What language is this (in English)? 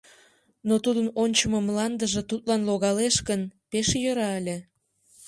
Mari